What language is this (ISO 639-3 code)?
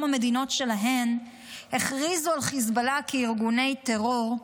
heb